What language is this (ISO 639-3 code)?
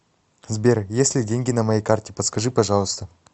rus